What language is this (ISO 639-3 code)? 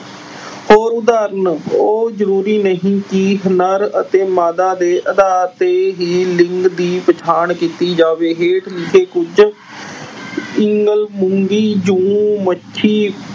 pan